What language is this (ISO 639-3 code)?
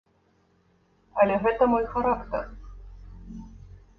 bel